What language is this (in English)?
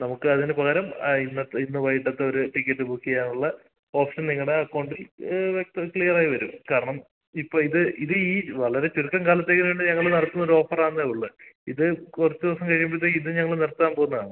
Malayalam